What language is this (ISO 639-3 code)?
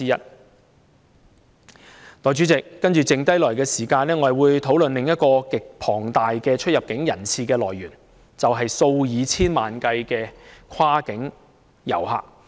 yue